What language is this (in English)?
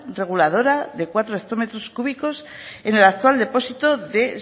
Spanish